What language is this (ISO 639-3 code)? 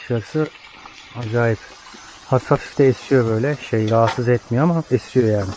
tur